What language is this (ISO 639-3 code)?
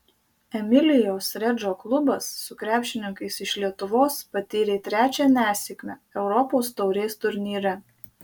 lit